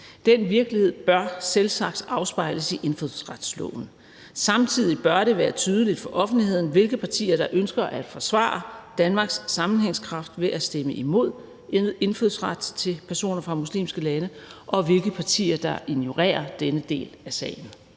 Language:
Danish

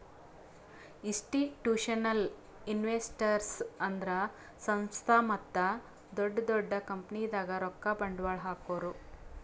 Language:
Kannada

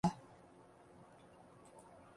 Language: Chinese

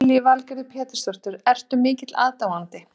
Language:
Icelandic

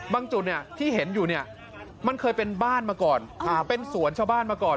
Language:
Thai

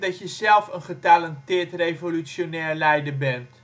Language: Dutch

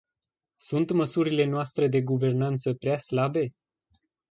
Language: Romanian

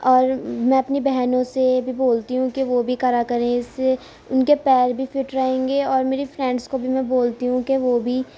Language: Urdu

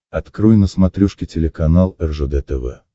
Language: Russian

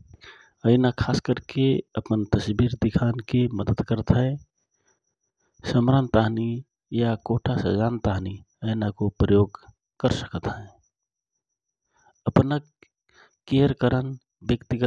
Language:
Rana Tharu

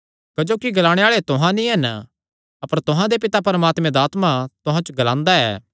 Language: Kangri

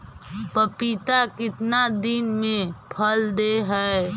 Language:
Magahi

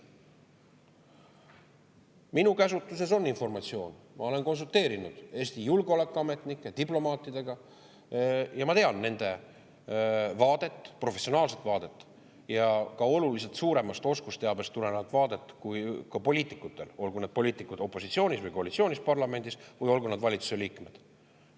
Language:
Estonian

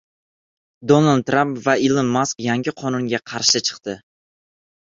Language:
Uzbek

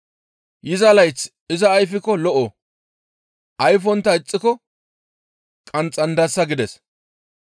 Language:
Gamo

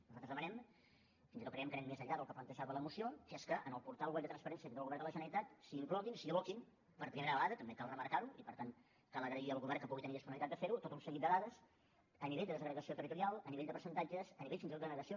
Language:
Catalan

